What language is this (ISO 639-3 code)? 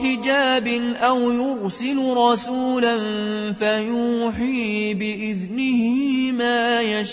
ara